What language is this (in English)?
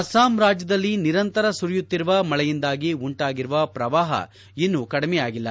Kannada